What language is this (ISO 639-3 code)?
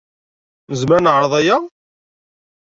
kab